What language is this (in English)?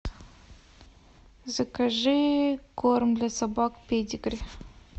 Russian